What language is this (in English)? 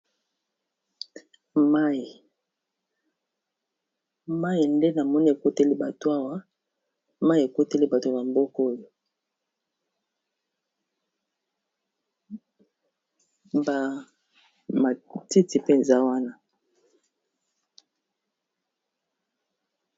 Lingala